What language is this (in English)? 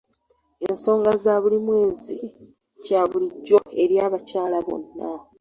Ganda